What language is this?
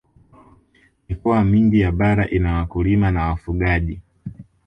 Swahili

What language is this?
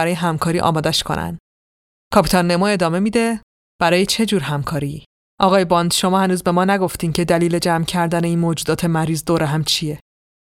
Persian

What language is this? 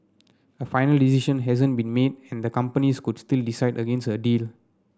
English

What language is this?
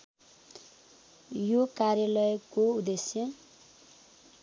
Nepali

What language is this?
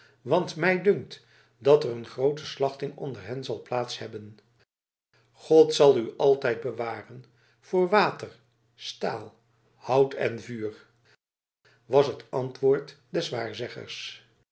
Dutch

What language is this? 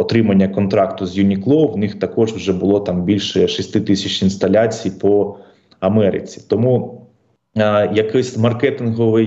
Ukrainian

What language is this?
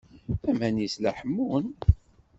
Kabyle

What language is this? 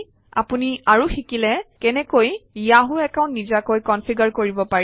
Assamese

